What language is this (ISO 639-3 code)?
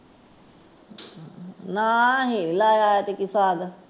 pan